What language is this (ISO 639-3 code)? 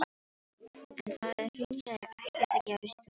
isl